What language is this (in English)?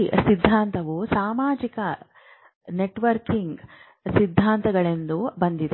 Kannada